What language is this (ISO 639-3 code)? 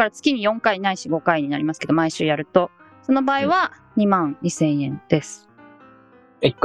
jpn